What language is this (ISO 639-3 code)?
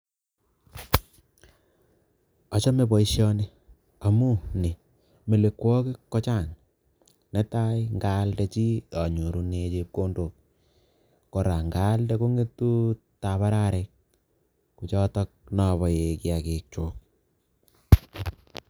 kln